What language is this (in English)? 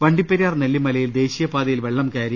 Malayalam